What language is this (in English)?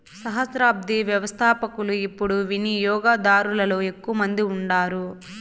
Telugu